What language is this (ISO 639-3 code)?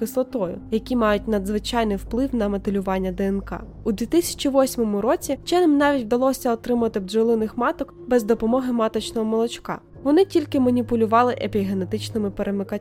ukr